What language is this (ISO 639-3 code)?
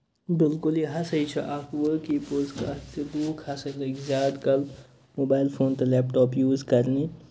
kas